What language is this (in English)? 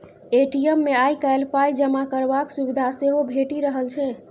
Maithili